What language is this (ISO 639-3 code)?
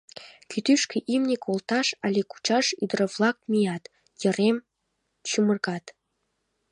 chm